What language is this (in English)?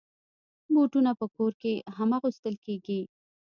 Pashto